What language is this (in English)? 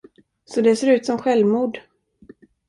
Swedish